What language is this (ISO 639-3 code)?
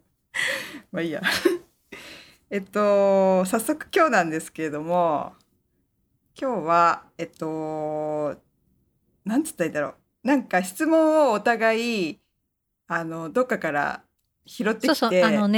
jpn